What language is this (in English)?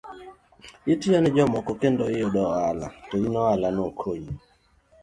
Luo (Kenya and Tanzania)